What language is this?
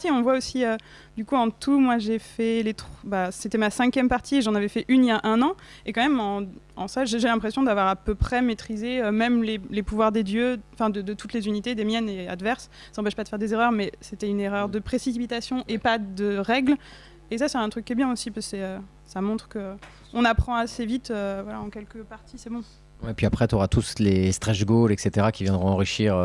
French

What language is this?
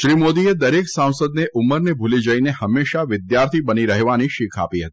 Gujarati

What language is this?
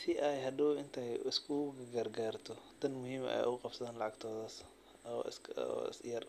Somali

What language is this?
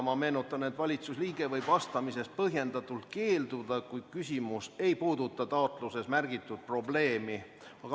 Estonian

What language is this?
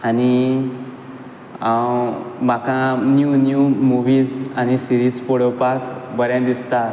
Konkani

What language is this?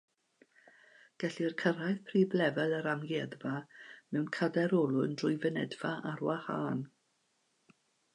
Welsh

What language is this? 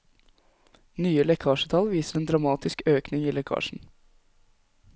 Norwegian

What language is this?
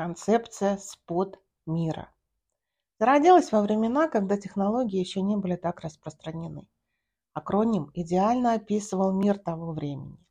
Russian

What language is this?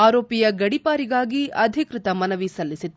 Kannada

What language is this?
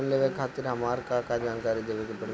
Bhojpuri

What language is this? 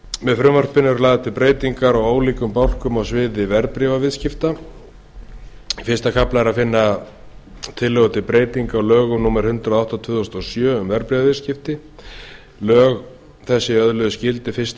Icelandic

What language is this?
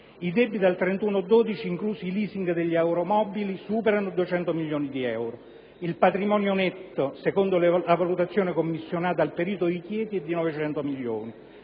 Italian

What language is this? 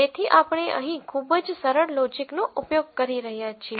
Gujarati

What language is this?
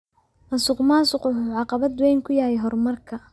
Somali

